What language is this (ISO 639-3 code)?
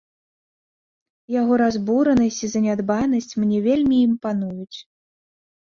bel